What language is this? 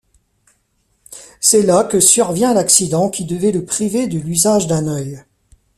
French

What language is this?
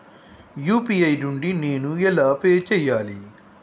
Telugu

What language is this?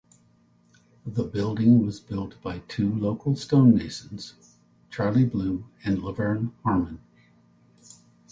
English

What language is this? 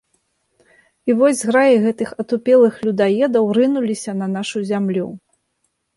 Belarusian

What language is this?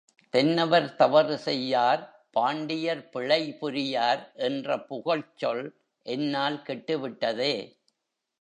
Tamil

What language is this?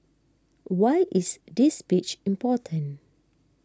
English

